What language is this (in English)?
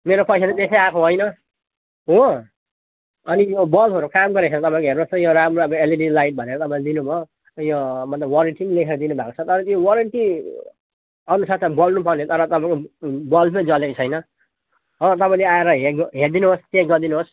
Nepali